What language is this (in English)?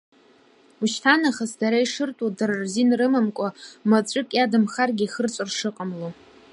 Abkhazian